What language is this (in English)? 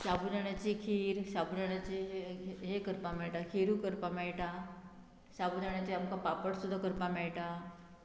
Konkani